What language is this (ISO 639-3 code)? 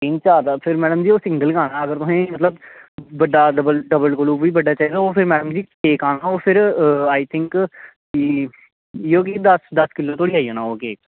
doi